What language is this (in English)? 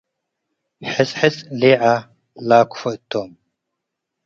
Tigre